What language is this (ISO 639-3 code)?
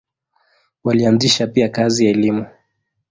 swa